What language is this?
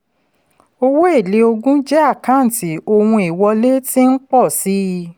Yoruba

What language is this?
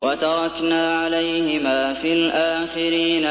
Arabic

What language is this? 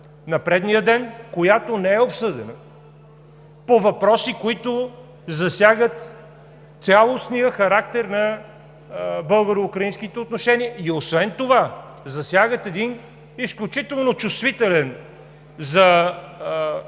Bulgarian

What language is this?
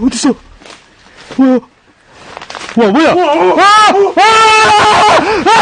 Korean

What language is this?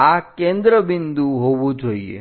Gujarati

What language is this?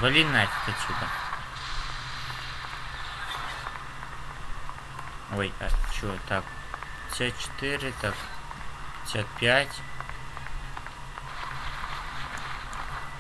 Russian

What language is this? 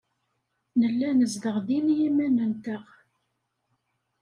Kabyle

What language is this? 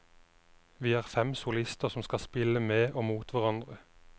Norwegian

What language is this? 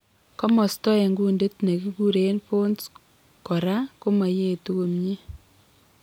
Kalenjin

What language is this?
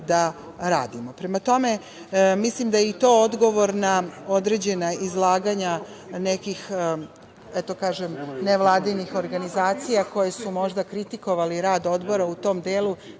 Serbian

